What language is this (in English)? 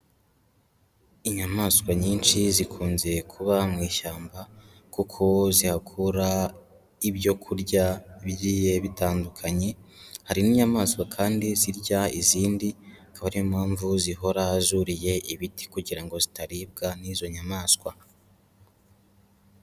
Kinyarwanda